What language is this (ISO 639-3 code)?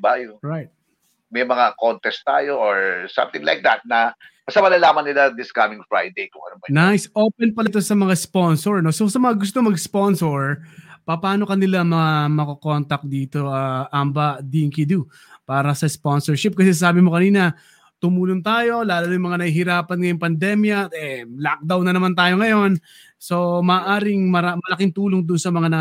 fil